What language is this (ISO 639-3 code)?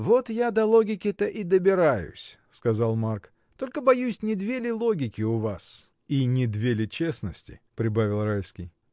rus